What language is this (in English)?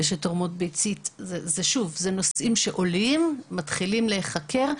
Hebrew